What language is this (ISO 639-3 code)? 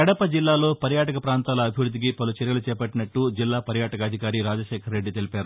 tel